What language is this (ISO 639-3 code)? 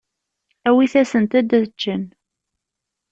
kab